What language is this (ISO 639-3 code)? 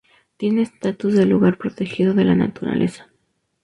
spa